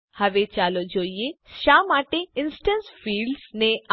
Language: Gujarati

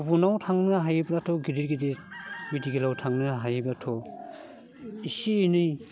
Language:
Bodo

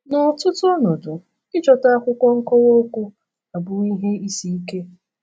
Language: Igbo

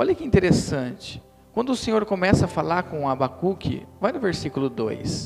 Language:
Portuguese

